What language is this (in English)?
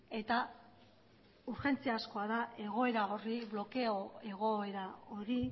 Basque